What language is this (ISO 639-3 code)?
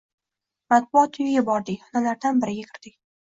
uzb